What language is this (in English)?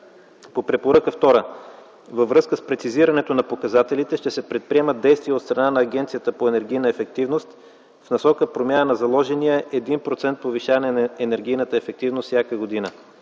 Bulgarian